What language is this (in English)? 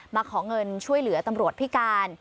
Thai